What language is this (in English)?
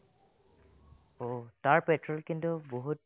Assamese